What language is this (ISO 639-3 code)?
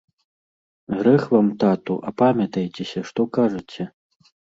bel